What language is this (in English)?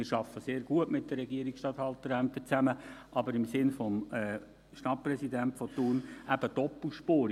Swiss German